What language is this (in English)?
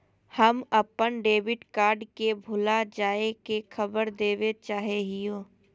Magahi